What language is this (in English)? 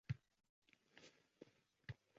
Uzbek